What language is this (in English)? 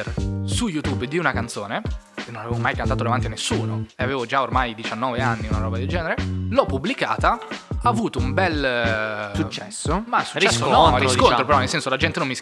Italian